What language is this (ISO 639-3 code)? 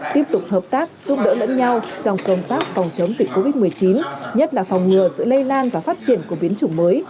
vie